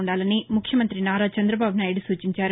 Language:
Telugu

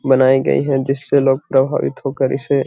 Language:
Magahi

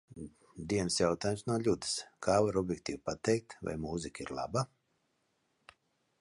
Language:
Latvian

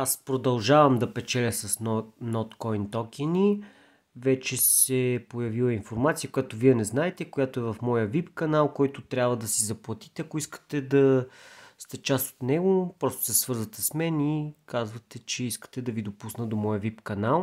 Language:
Bulgarian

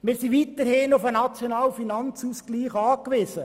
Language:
Swiss German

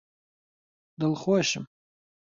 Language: Central Kurdish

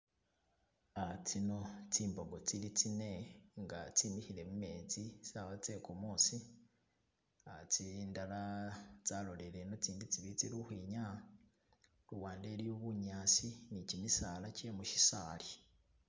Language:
Masaaba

